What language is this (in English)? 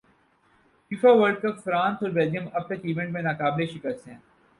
Urdu